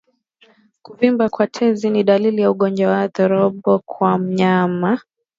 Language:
Swahili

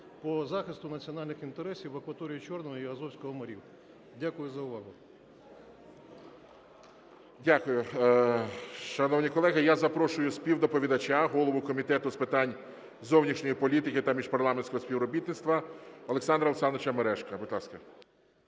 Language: Ukrainian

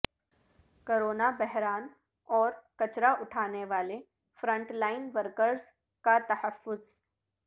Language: Urdu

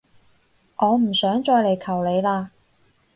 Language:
Cantonese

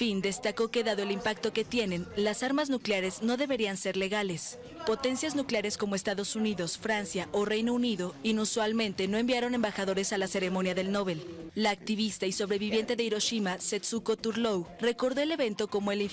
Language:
Spanish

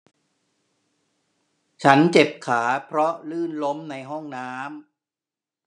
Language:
Thai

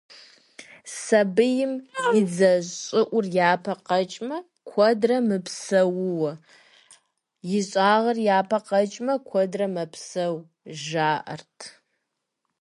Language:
Kabardian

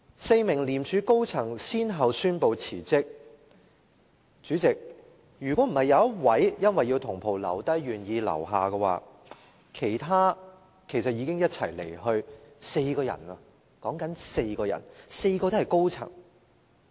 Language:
Cantonese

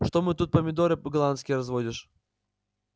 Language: Russian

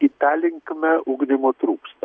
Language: Lithuanian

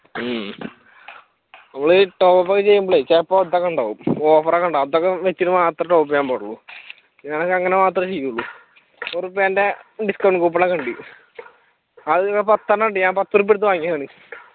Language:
Malayalam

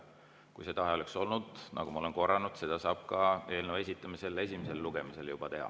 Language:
Estonian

